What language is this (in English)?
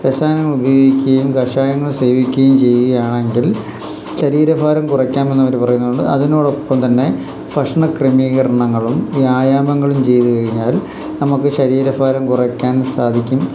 Malayalam